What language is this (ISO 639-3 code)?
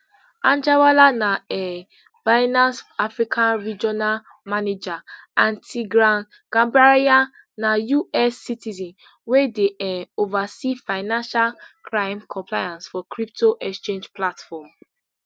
pcm